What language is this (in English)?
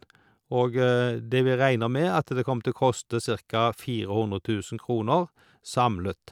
Norwegian